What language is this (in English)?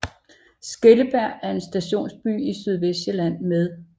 Danish